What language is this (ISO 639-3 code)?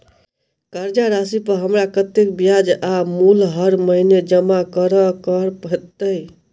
mai